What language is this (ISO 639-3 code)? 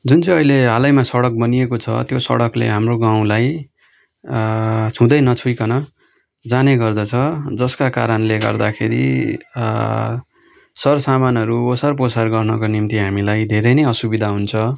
nep